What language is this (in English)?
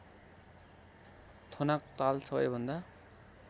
Nepali